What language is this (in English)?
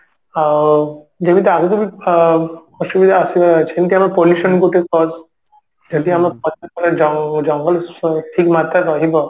Odia